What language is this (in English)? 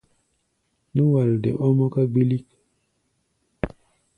Gbaya